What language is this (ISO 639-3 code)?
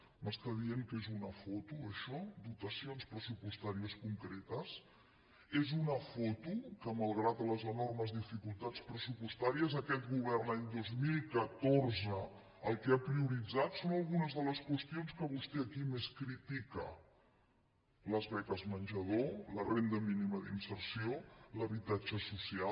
cat